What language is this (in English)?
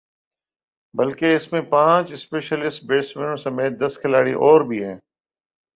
Urdu